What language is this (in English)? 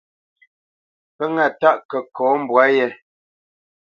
Bamenyam